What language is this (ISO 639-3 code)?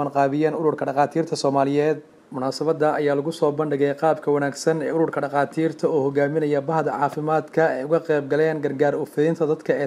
ara